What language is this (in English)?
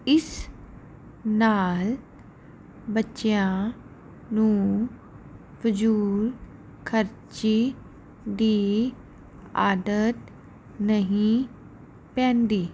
Punjabi